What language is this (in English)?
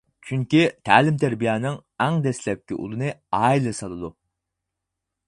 Uyghur